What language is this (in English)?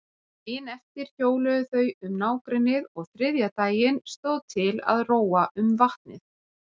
Icelandic